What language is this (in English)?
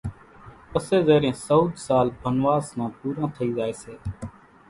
Kachi Koli